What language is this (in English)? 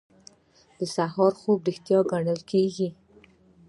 Pashto